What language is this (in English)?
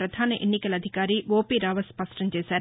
Telugu